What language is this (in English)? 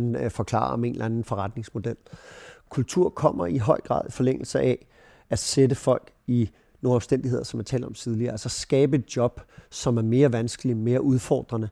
Danish